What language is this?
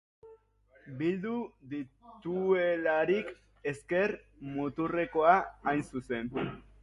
Basque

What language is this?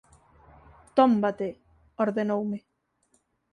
Galician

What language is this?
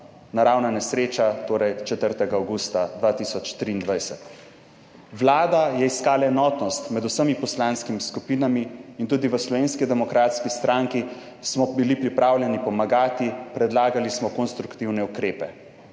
Slovenian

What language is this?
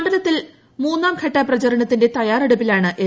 Malayalam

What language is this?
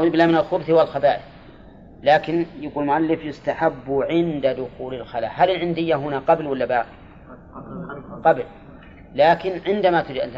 Arabic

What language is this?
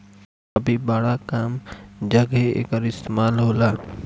Bhojpuri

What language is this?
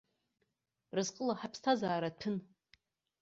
Abkhazian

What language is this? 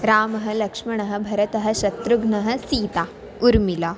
Sanskrit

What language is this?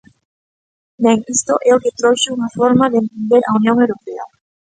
Galician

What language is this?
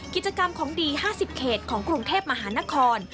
Thai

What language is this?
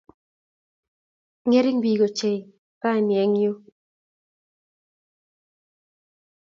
Kalenjin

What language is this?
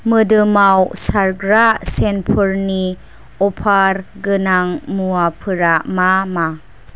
Bodo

